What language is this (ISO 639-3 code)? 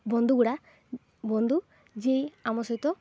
ori